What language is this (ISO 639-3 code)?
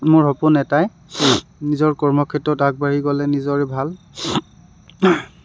asm